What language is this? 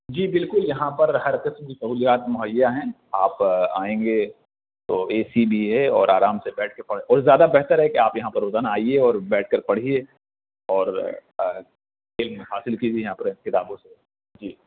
Urdu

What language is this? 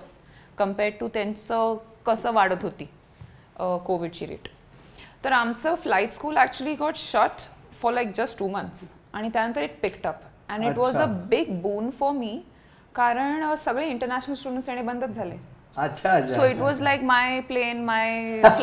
Marathi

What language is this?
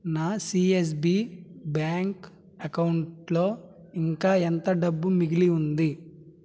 Telugu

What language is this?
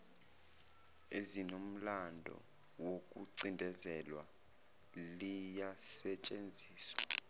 Zulu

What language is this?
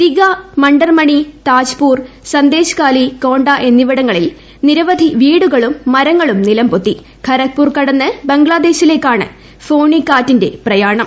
Malayalam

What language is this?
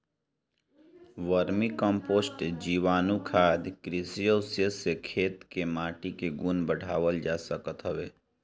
Bhojpuri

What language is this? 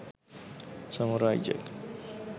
Sinhala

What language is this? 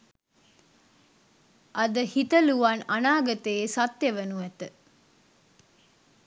Sinhala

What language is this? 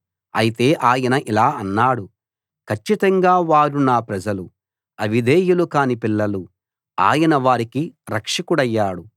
Telugu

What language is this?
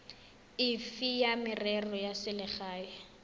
Tswana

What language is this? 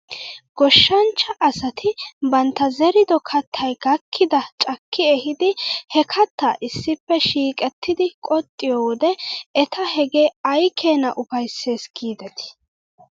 Wolaytta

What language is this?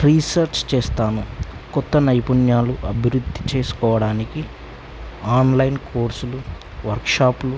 Telugu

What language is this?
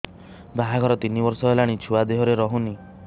Odia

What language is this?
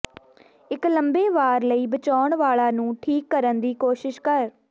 Punjabi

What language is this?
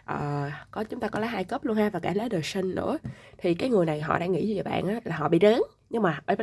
Vietnamese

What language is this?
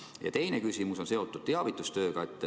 Estonian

